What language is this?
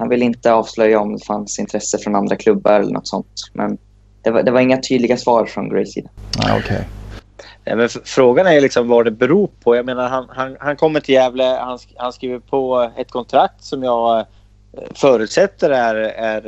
Swedish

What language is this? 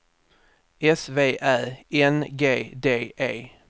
Swedish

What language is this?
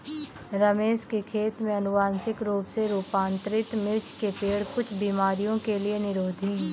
Hindi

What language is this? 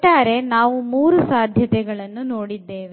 Kannada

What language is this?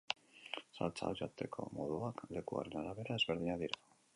Basque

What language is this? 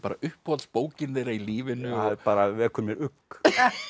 Icelandic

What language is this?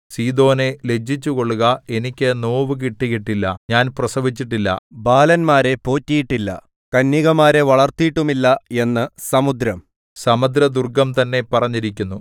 Malayalam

